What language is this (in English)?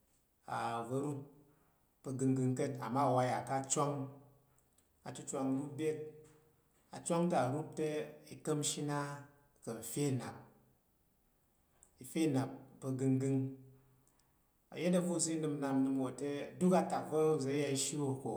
Tarok